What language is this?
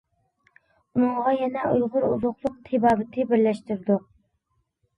Uyghur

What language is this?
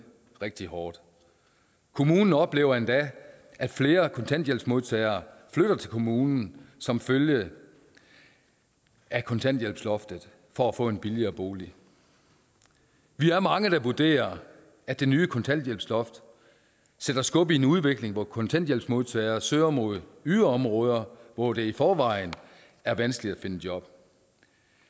Danish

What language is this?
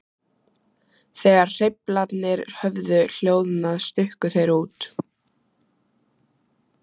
Icelandic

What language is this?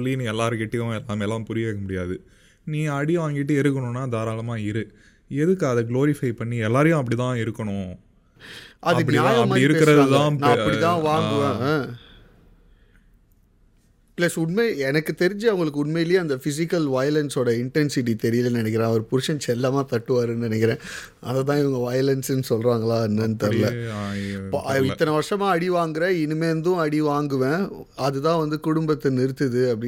Tamil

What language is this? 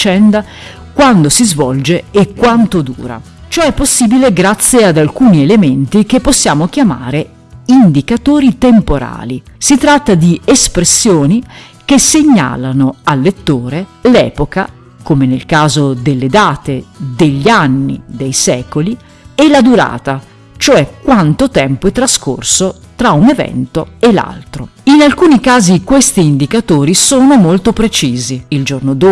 Italian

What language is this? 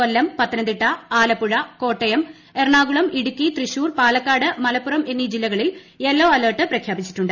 Malayalam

